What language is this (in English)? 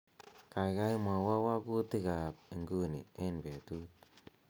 Kalenjin